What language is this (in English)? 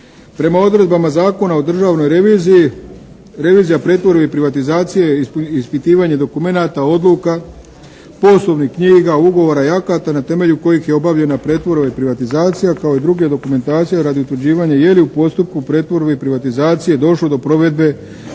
Croatian